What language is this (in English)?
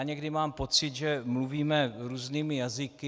Czech